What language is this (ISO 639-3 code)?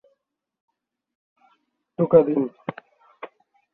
ben